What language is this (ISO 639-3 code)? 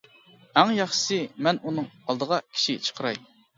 uig